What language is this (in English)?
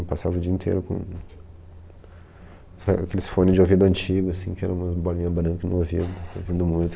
Portuguese